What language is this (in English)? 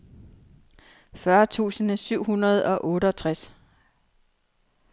Danish